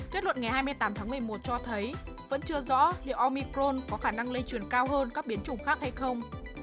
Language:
Vietnamese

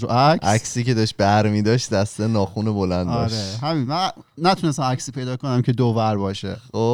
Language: Persian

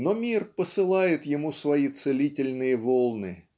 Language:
Russian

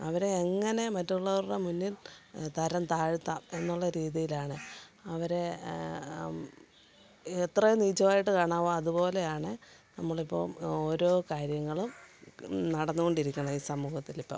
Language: Malayalam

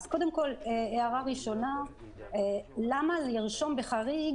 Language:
Hebrew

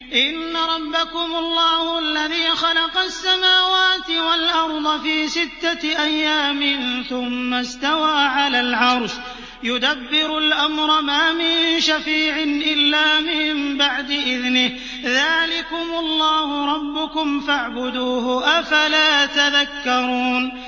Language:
Arabic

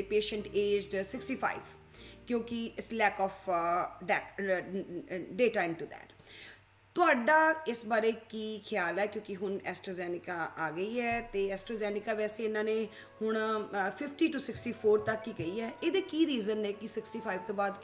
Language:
Punjabi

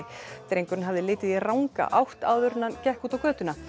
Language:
Icelandic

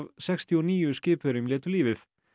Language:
Icelandic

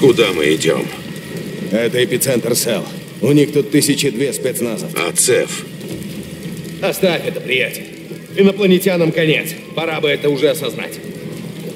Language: Russian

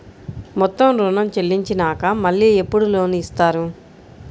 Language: Telugu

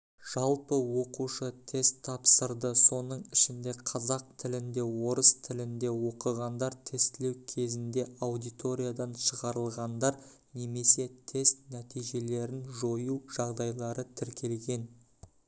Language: Kazakh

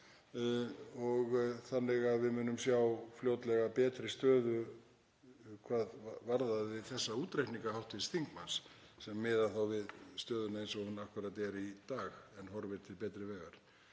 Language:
Icelandic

